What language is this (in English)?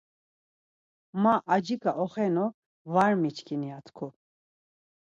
Laz